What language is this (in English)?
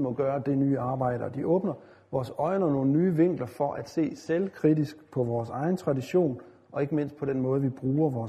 Danish